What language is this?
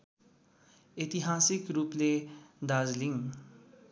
Nepali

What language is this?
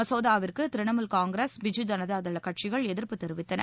Tamil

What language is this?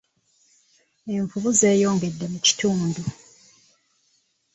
Ganda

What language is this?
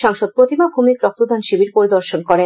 Bangla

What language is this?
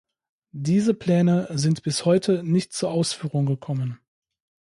German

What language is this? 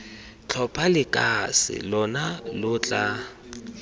Tswana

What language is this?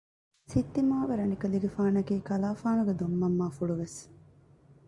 Divehi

